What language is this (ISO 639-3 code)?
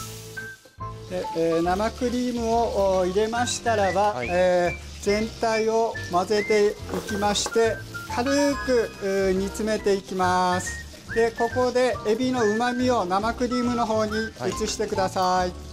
jpn